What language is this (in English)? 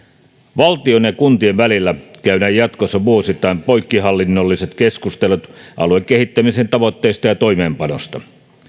Finnish